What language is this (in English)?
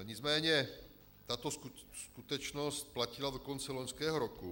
Czech